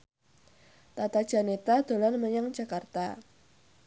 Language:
Javanese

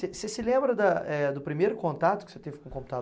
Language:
Portuguese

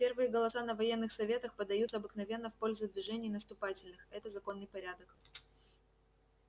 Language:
Russian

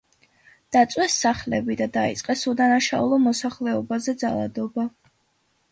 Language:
Georgian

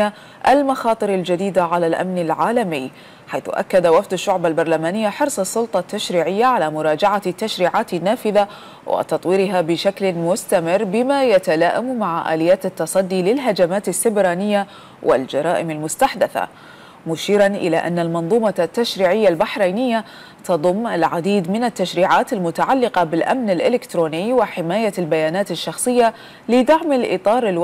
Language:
Arabic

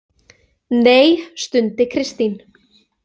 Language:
Icelandic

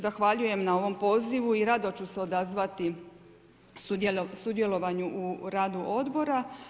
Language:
Croatian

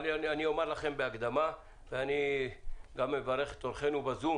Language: Hebrew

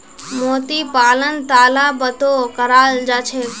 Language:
Magahi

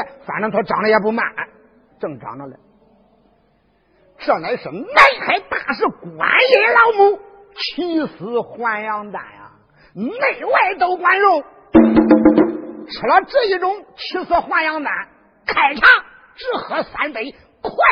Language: Chinese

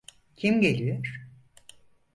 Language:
Turkish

